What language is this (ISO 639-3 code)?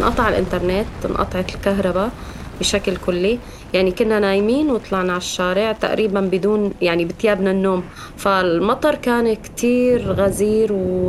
ara